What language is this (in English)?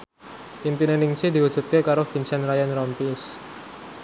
Javanese